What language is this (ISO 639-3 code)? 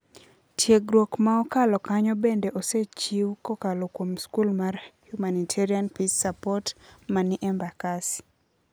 luo